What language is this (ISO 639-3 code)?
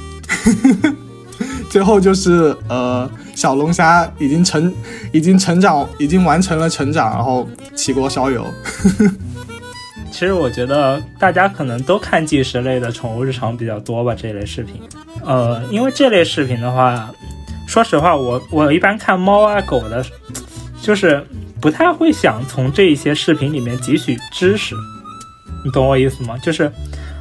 zho